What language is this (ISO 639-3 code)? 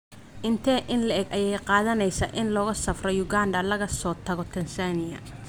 som